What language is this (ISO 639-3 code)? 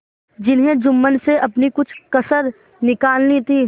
hin